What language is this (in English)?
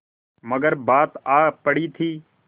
Hindi